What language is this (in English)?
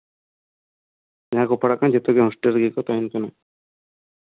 Santali